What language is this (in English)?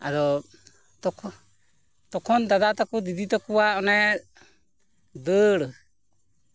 Santali